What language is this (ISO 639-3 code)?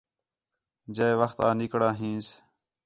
xhe